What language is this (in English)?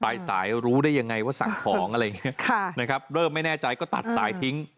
Thai